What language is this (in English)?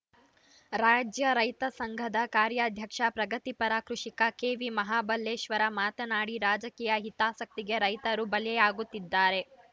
Kannada